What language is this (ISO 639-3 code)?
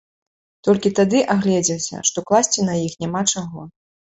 bel